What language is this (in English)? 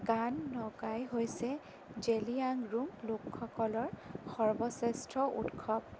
Assamese